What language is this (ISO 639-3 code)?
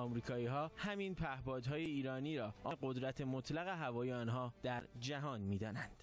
fas